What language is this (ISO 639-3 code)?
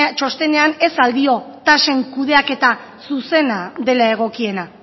eus